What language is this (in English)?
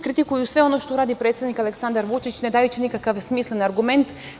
Serbian